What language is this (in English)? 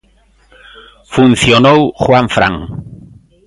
Galician